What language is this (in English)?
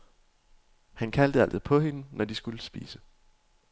Danish